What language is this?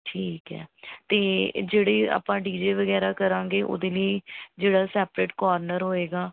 Punjabi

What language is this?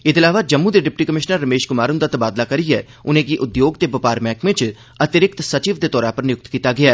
Dogri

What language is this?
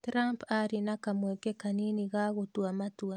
Kikuyu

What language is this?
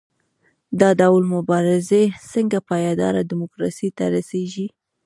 Pashto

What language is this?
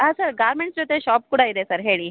Kannada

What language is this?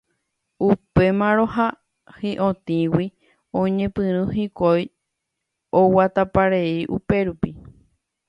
Guarani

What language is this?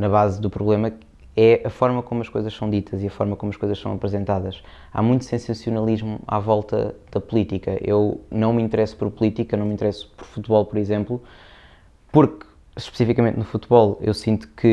Portuguese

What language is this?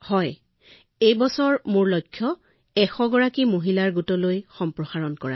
Assamese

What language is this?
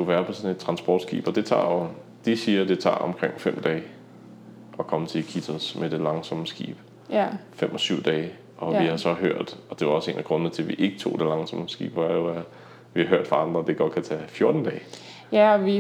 Danish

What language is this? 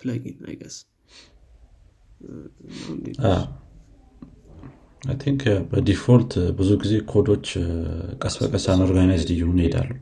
Amharic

